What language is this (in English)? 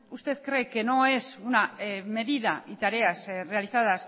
Spanish